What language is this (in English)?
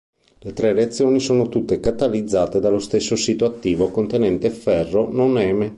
Italian